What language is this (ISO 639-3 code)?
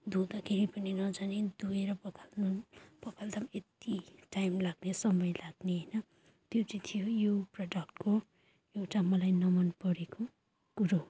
nep